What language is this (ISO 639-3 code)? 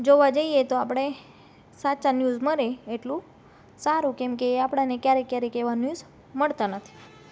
guj